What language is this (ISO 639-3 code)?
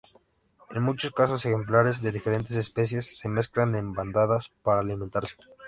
spa